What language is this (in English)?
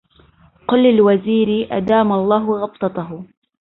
Arabic